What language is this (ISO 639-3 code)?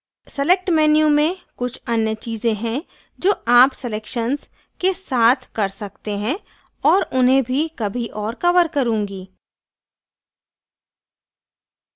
hin